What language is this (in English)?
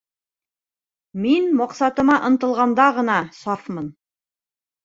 Bashkir